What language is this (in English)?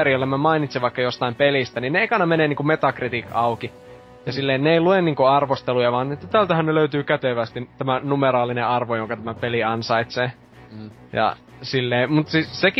Finnish